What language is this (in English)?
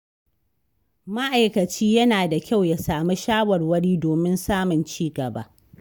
Hausa